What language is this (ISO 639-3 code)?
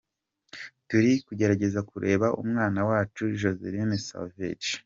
kin